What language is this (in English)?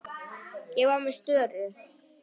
Icelandic